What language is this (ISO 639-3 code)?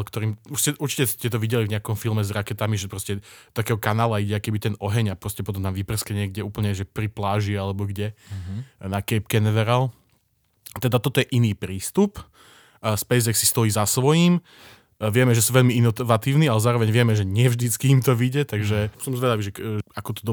slk